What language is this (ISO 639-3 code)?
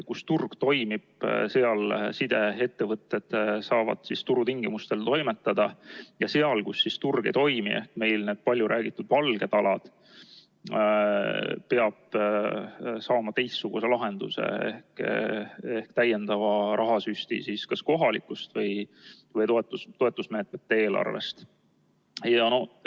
est